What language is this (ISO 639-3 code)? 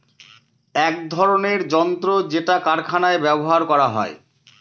ben